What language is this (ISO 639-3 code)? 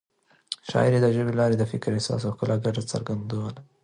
pus